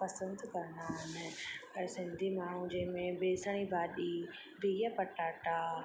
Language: Sindhi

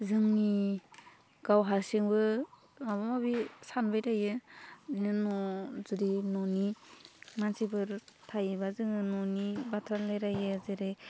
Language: Bodo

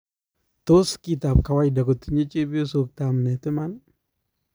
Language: Kalenjin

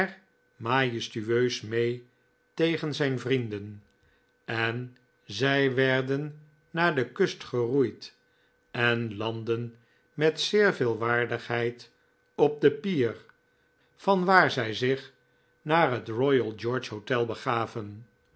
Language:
Dutch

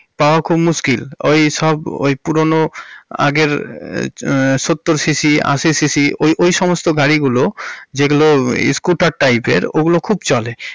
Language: Bangla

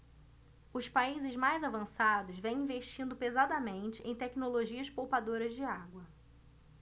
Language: Portuguese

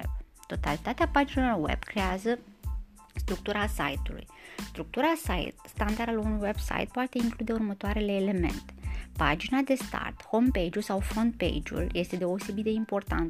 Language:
Romanian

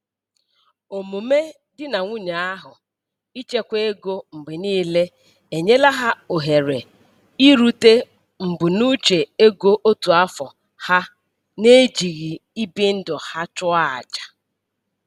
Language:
Igbo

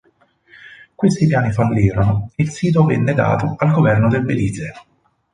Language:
Italian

